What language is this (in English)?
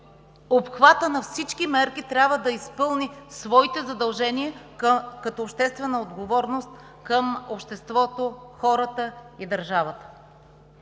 Bulgarian